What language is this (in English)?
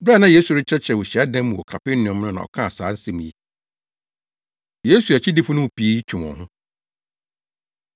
Akan